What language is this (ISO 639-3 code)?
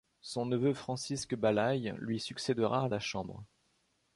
fra